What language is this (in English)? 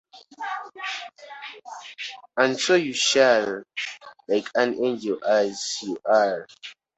English